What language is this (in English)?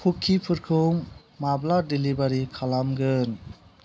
Bodo